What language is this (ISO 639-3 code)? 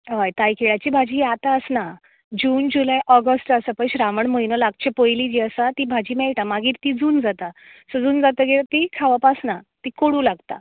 kok